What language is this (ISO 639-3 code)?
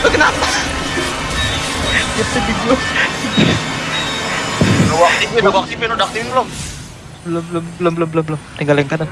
ind